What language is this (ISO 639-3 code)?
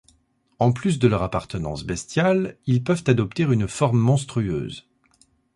fra